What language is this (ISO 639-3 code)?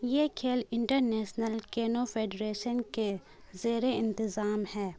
urd